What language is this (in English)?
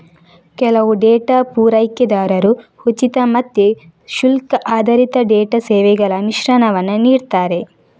Kannada